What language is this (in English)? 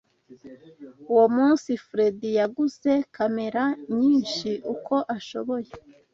Kinyarwanda